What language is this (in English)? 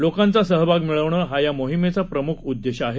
Marathi